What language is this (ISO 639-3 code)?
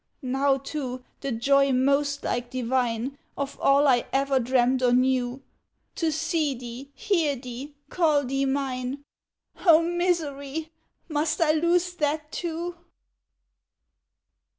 eng